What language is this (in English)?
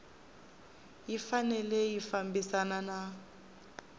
Tsonga